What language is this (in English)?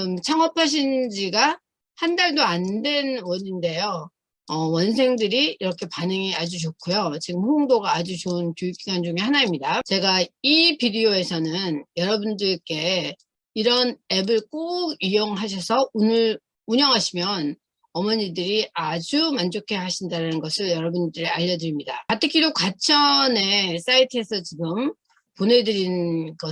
Korean